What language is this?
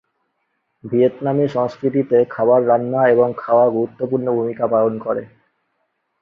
Bangla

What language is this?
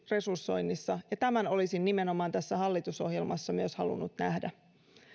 Finnish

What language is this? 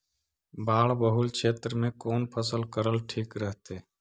Magahi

